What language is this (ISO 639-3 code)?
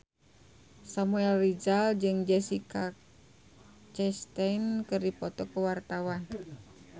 sun